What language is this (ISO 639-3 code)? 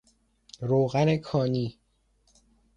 fas